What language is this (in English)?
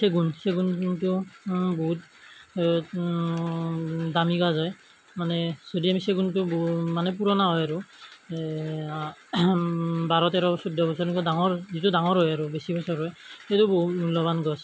Assamese